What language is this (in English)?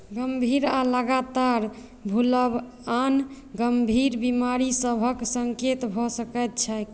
Maithili